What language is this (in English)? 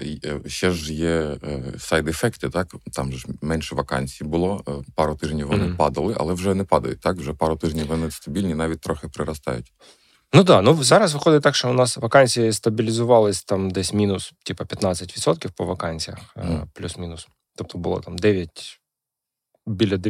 Ukrainian